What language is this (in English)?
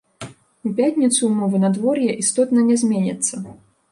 Belarusian